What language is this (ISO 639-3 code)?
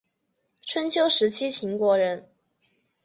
zho